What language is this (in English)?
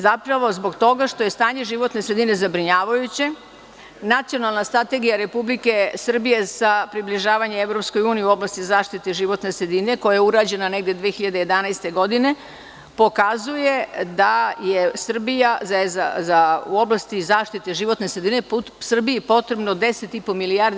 Serbian